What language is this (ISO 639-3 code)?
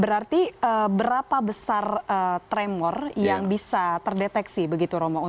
ind